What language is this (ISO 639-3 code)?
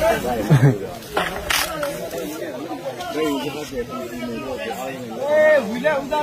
ara